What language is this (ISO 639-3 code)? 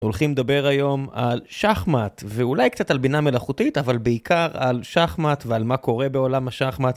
heb